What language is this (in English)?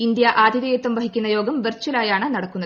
Malayalam